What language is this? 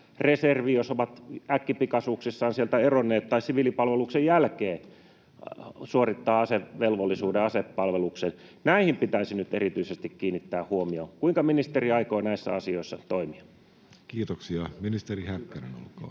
Finnish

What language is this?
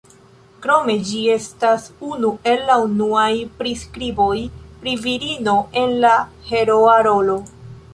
Esperanto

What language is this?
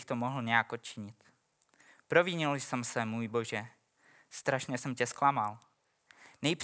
Czech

